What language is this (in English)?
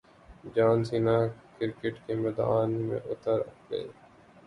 Urdu